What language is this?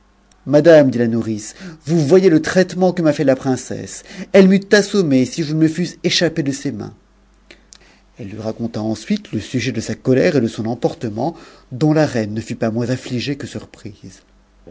French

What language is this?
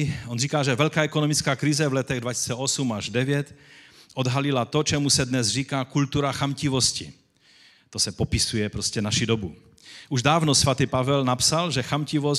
Czech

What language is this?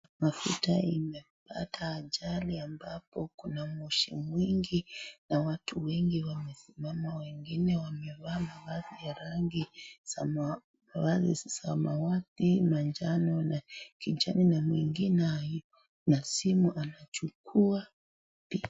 Swahili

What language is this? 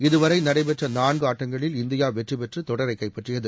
Tamil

